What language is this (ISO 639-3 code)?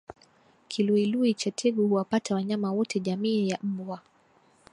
swa